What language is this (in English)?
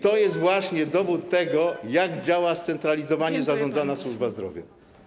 Polish